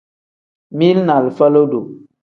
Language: Tem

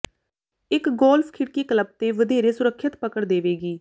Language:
Punjabi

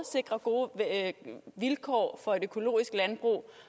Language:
Danish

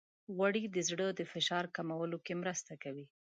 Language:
Pashto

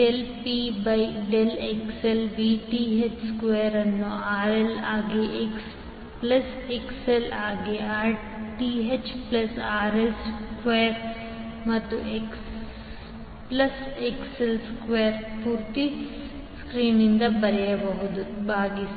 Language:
Kannada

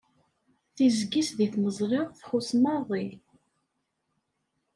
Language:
Kabyle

